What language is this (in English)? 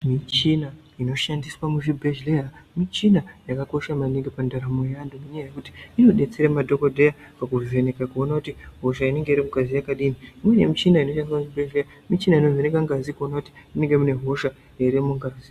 Ndau